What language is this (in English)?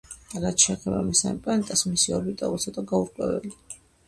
Georgian